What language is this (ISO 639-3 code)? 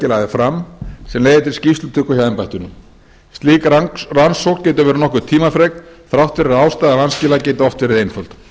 isl